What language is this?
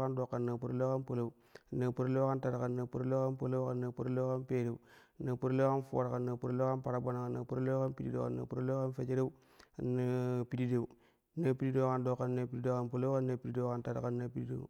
Kushi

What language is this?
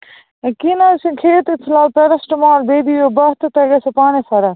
Kashmiri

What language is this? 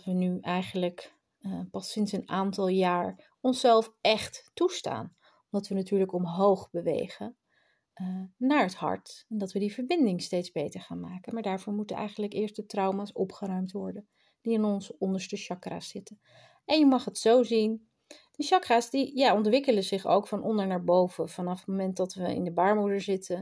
Dutch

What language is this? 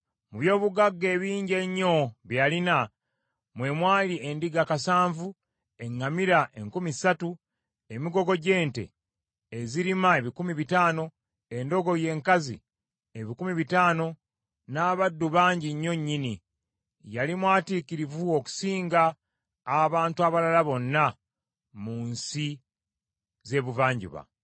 Ganda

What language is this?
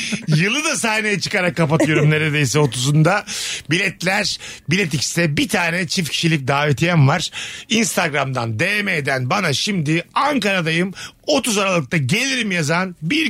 Turkish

